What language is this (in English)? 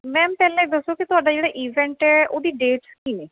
Punjabi